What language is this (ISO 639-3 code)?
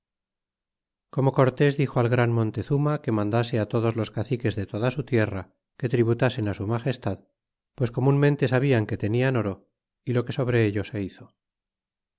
spa